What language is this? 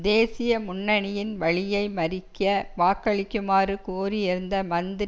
Tamil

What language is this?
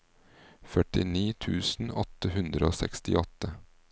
Norwegian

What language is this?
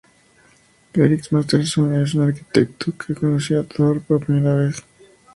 Spanish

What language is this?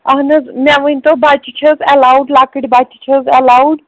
Kashmiri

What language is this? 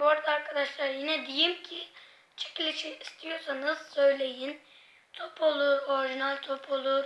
Turkish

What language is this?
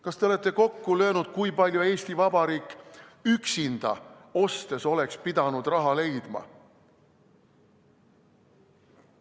Estonian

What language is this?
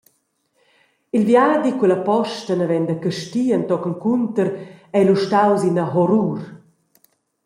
Romansh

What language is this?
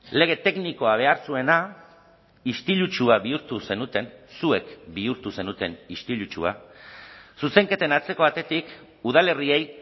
Basque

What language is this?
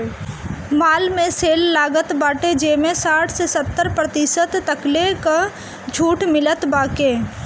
Bhojpuri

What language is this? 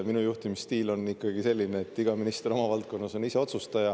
Estonian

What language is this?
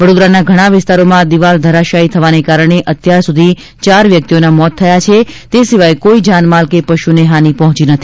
Gujarati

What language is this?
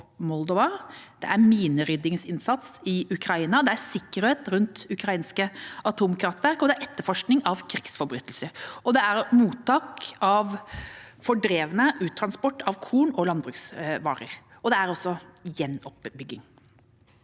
Norwegian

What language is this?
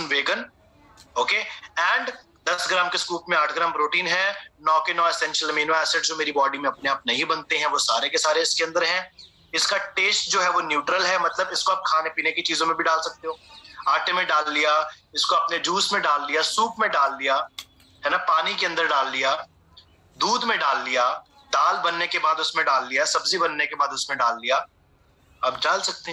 Hindi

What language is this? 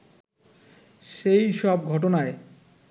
Bangla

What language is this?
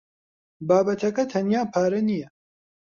Central Kurdish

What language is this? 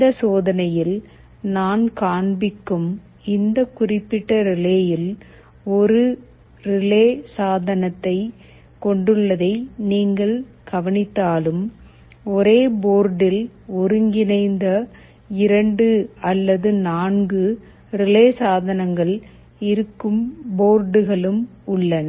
Tamil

